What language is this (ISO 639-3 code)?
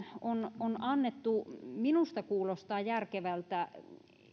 fin